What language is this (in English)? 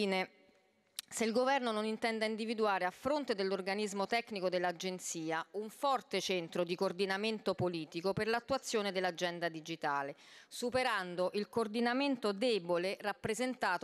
Italian